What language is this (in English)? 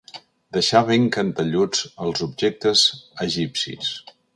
Catalan